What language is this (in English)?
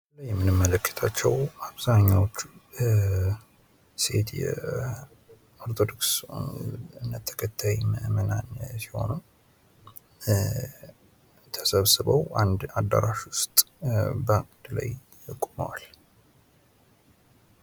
Amharic